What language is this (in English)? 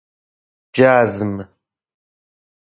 Persian